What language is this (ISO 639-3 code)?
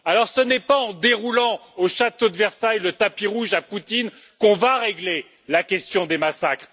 fra